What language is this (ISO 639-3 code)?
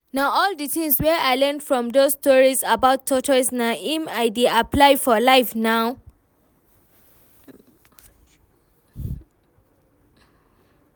pcm